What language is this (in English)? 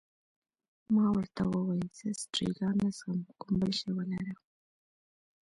Pashto